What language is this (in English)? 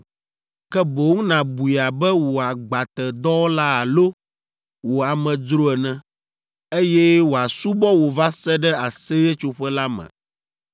Ewe